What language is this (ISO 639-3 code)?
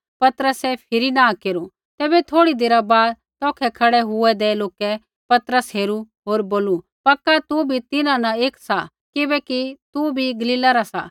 kfx